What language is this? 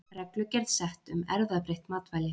Icelandic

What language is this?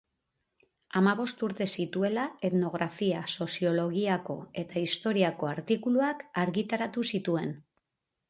Basque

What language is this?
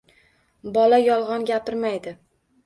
Uzbek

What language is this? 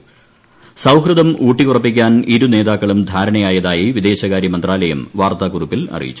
Malayalam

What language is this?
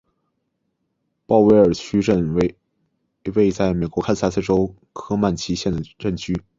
Chinese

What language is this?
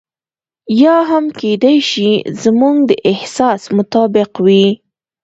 Pashto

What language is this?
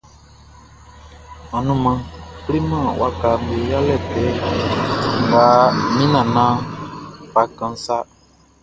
Baoulé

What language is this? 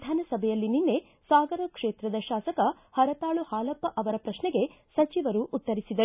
Kannada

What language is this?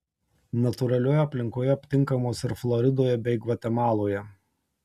Lithuanian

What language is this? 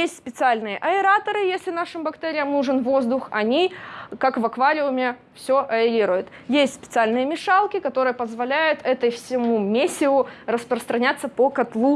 Russian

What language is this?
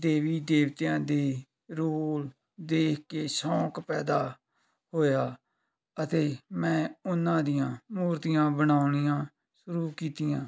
Punjabi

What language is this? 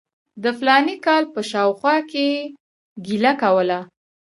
Pashto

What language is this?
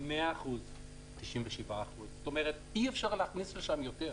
Hebrew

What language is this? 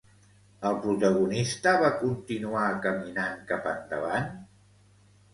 Catalan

